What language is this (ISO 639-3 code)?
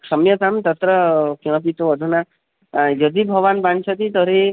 san